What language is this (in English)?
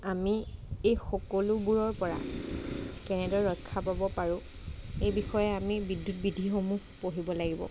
Assamese